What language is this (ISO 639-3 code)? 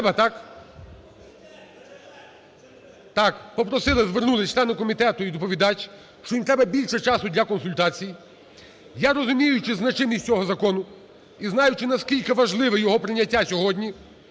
ukr